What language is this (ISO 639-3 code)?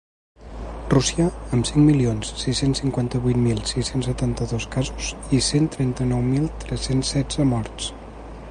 cat